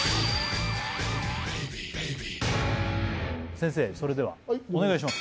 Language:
Japanese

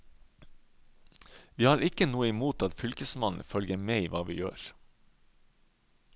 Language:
Norwegian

